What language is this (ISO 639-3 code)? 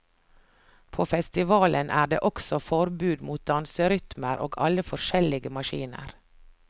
nor